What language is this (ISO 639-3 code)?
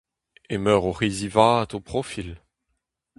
bre